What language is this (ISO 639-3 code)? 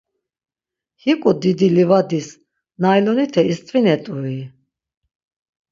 lzz